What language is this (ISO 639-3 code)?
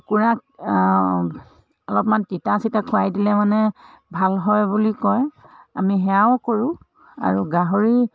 asm